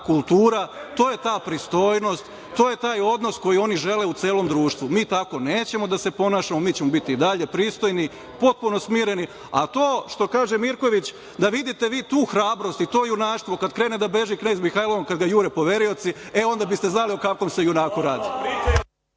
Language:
Serbian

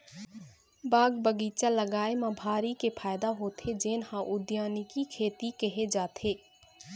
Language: Chhattisgarhi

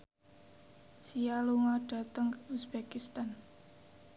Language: Javanese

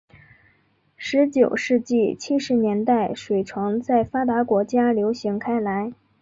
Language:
Chinese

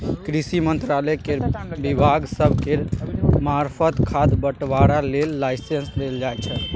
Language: Maithili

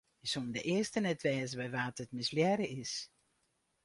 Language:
Western Frisian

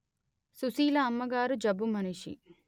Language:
Telugu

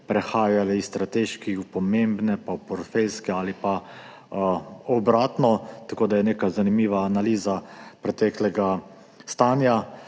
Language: Slovenian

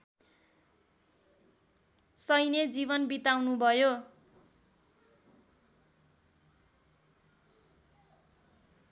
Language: Nepali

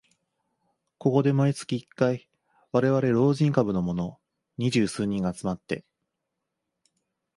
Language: Japanese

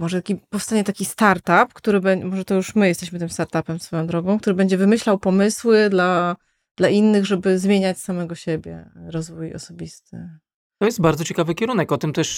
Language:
Polish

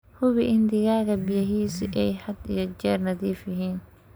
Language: Somali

